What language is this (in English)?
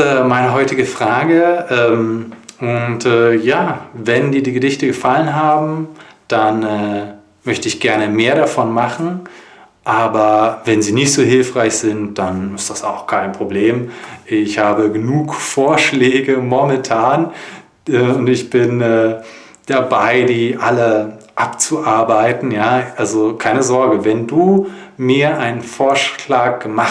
German